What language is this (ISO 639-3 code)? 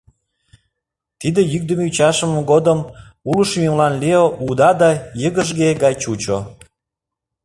chm